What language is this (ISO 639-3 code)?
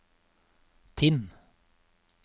nor